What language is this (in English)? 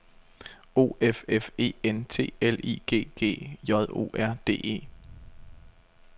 Danish